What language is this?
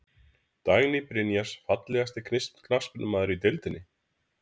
Icelandic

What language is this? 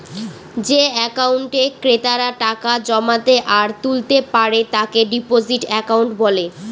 Bangla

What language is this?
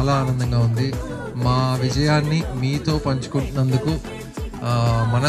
Telugu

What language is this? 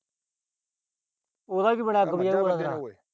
Punjabi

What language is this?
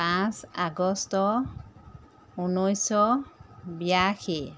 Assamese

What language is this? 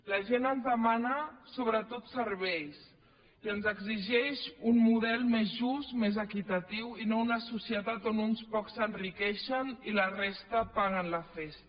Catalan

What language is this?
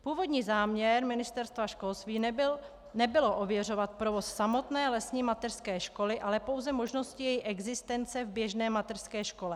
Czech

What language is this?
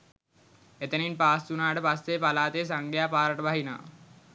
Sinhala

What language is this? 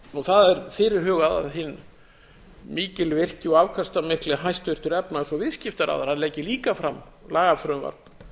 Icelandic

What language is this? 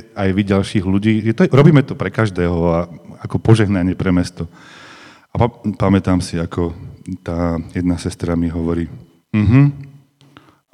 Slovak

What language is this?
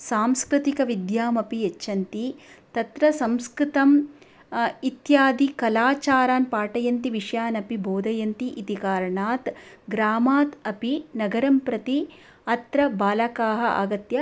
Sanskrit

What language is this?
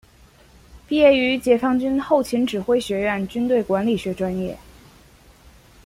Chinese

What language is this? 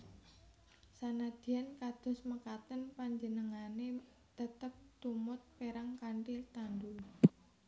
Javanese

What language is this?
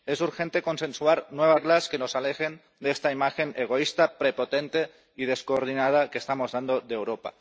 Spanish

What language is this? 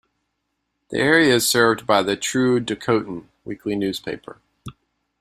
English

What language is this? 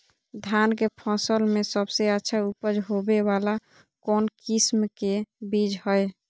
Magahi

